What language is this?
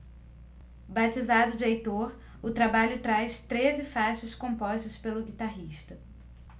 Portuguese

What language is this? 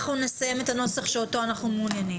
Hebrew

